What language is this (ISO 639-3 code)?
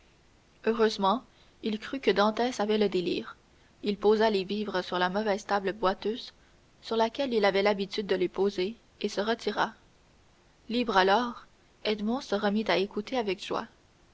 fra